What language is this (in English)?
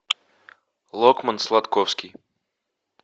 Russian